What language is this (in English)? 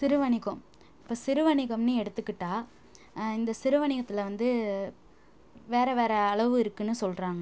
Tamil